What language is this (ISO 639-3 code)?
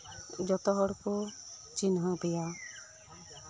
sat